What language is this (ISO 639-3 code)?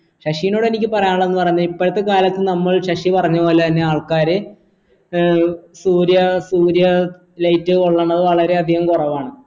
mal